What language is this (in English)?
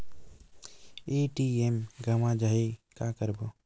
Chhattisgarhi